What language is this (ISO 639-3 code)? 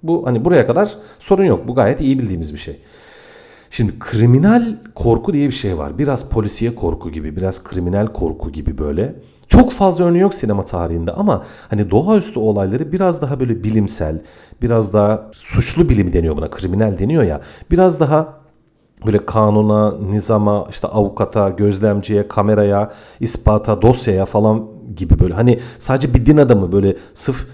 tur